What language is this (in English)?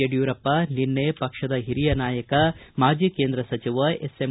Kannada